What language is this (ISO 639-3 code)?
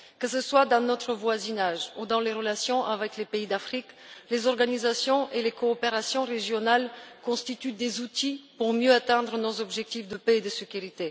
fra